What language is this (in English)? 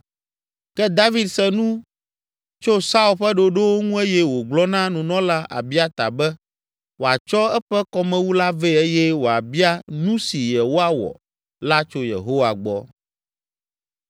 Ewe